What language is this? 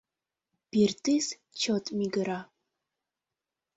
Mari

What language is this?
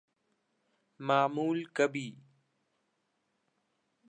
Urdu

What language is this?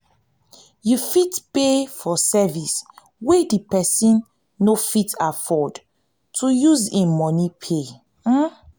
Nigerian Pidgin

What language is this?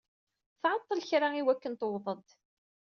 Kabyle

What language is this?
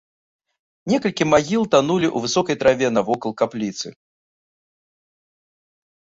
Belarusian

